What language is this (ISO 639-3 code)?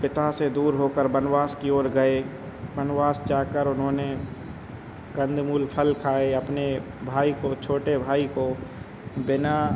hin